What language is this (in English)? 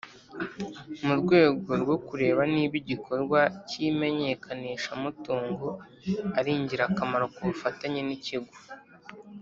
Kinyarwanda